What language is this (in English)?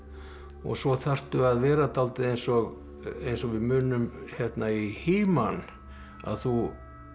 Icelandic